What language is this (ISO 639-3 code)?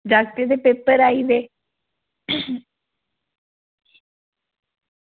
doi